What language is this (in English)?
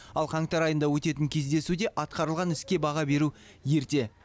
Kazakh